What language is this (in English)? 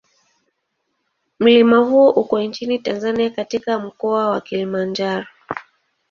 Swahili